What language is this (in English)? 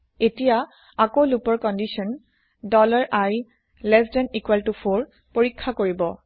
Assamese